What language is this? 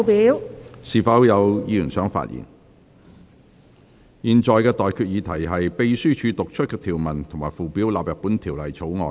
Cantonese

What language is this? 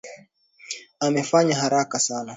Swahili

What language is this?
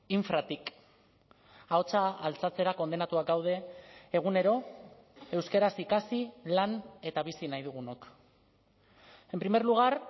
Basque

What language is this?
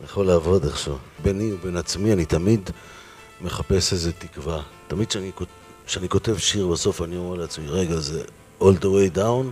Hebrew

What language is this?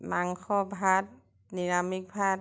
Assamese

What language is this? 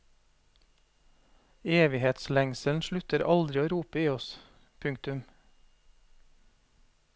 Norwegian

